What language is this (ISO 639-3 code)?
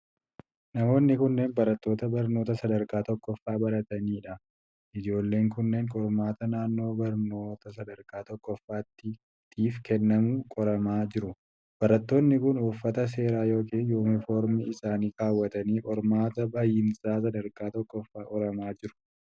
orm